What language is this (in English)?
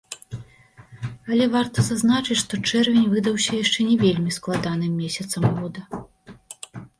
Belarusian